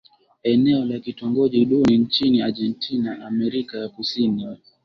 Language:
Swahili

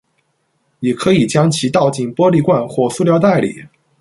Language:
Chinese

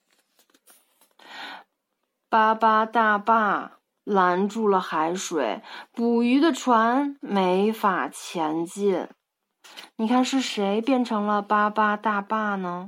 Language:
Chinese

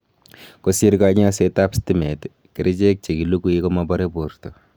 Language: Kalenjin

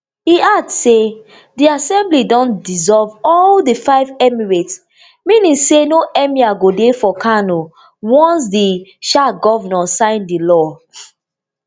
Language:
Nigerian Pidgin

